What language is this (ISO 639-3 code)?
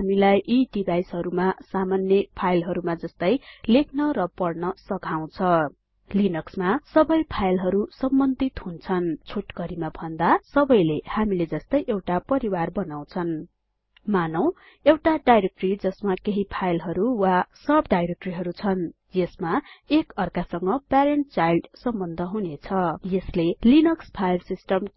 nep